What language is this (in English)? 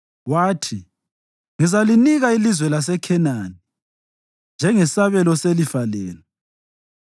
North Ndebele